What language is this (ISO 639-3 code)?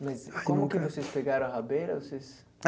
por